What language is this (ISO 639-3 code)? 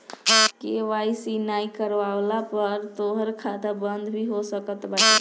bho